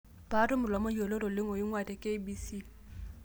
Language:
Masai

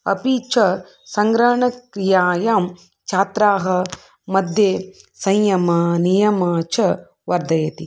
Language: Sanskrit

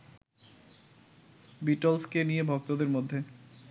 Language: Bangla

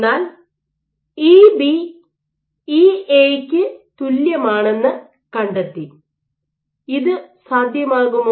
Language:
Malayalam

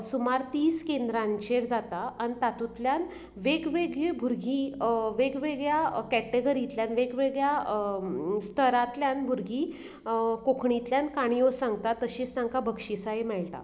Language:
Konkani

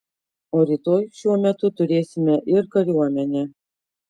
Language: Lithuanian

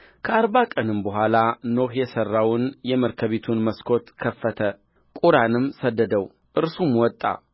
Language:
Amharic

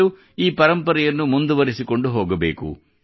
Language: Kannada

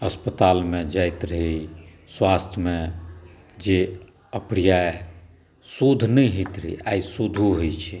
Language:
Maithili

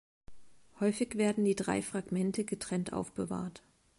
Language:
German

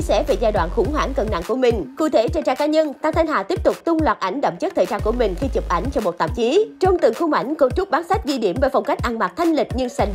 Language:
Vietnamese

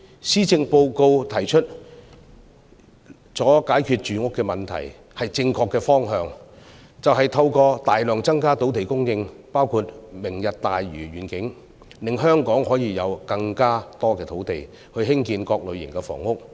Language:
Cantonese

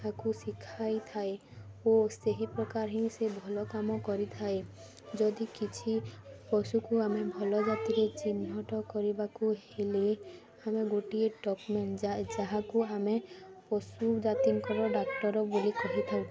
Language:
Odia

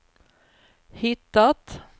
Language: Swedish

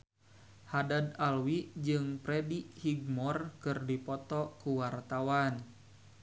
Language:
Sundanese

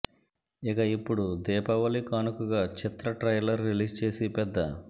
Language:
Telugu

